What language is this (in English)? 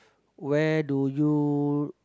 English